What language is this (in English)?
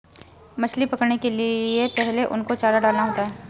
Hindi